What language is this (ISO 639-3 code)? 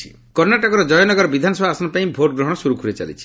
ori